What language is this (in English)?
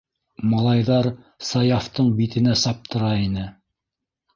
Bashkir